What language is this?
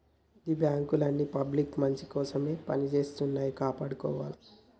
Telugu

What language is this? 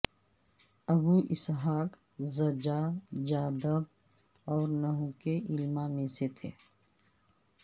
Urdu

